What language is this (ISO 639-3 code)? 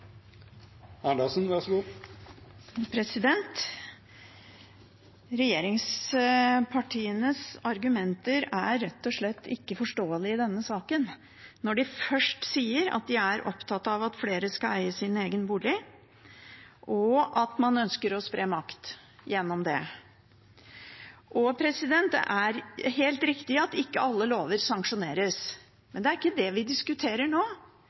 nob